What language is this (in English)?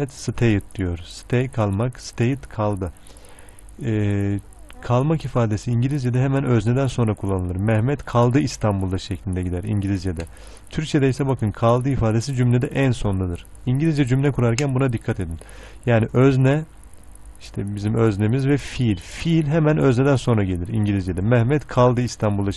Turkish